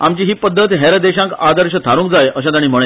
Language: Konkani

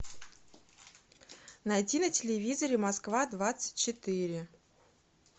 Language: Russian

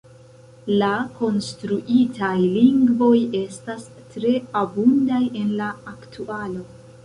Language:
Esperanto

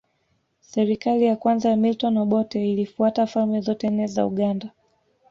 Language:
Swahili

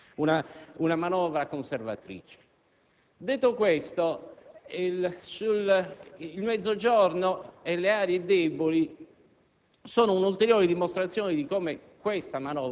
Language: Italian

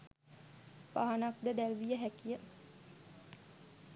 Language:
Sinhala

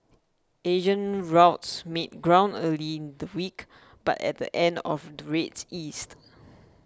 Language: English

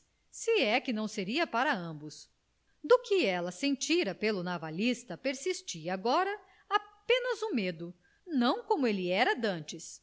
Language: Portuguese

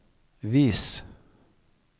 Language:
Norwegian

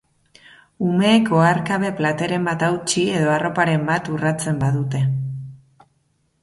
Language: Basque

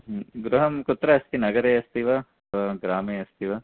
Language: Sanskrit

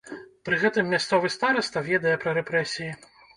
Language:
Belarusian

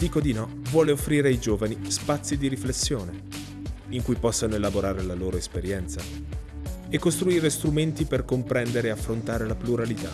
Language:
Italian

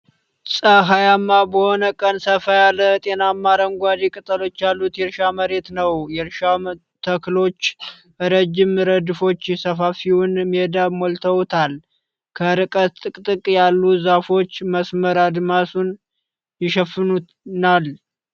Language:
Amharic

